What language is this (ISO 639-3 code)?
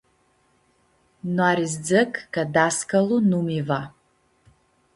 rup